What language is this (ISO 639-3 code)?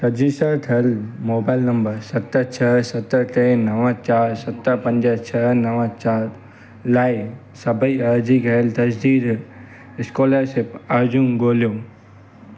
snd